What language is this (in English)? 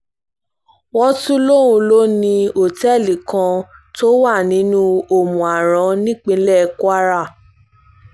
Yoruba